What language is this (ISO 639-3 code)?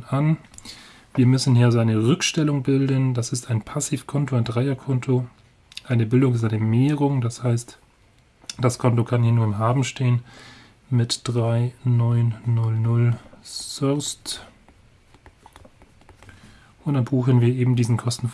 deu